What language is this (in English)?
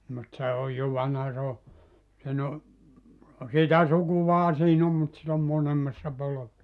Finnish